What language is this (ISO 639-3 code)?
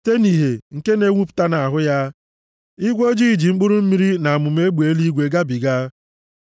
ibo